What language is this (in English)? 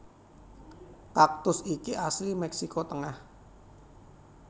Javanese